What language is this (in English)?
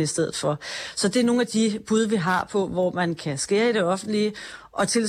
Danish